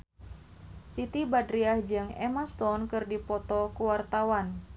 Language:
Sundanese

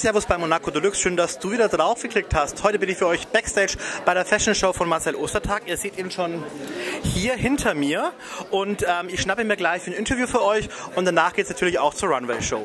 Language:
German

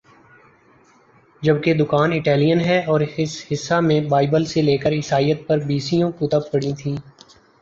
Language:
Urdu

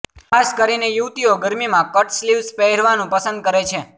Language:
Gujarati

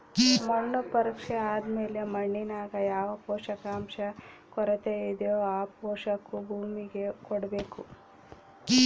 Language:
Kannada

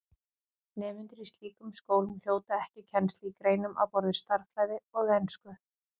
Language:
Icelandic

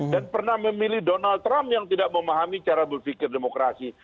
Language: Indonesian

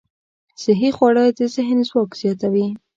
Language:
Pashto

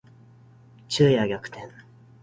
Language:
Japanese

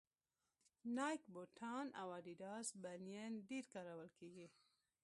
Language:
Pashto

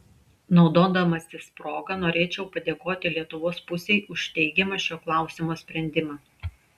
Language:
Lithuanian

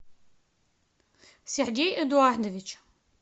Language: Russian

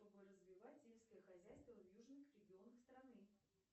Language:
Russian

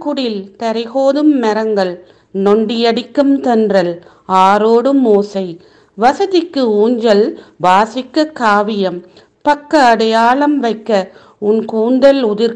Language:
Tamil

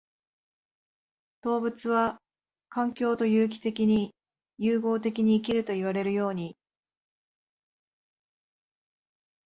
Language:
Japanese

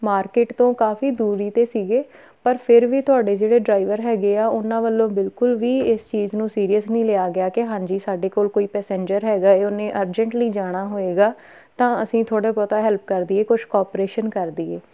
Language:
Punjabi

